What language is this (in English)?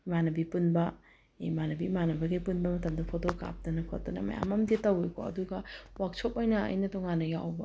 Manipuri